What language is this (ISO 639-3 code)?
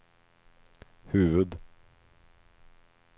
swe